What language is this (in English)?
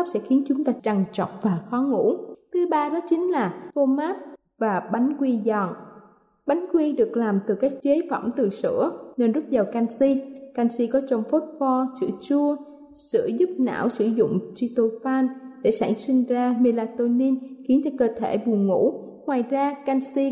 Vietnamese